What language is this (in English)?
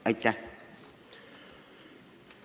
Estonian